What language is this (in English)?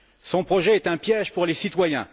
French